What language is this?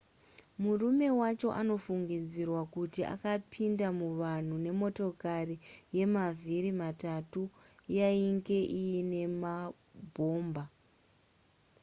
Shona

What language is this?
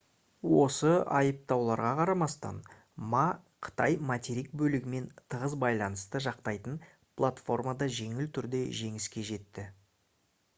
Kazakh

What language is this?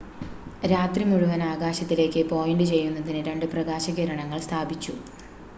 Malayalam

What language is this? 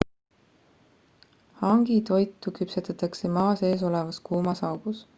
Estonian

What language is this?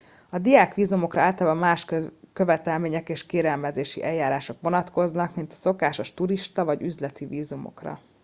Hungarian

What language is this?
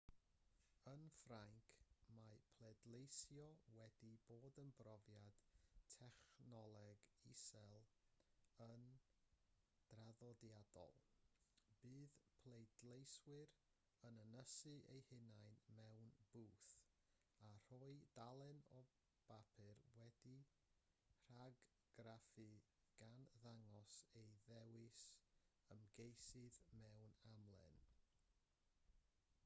Welsh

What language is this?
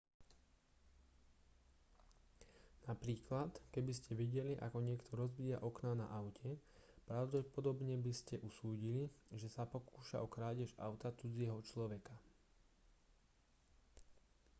Slovak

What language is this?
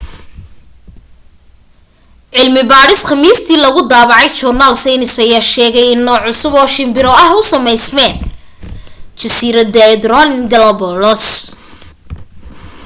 Somali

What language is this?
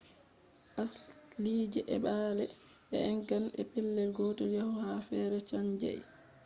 Fula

